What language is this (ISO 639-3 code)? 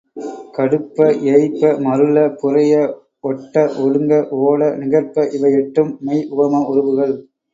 tam